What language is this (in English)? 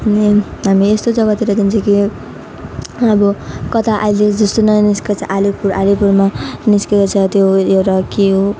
Nepali